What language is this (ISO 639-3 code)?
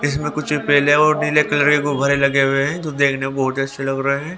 hin